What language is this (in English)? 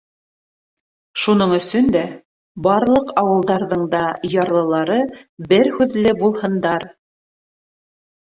Bashkir